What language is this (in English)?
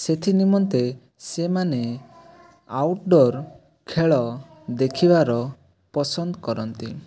Odia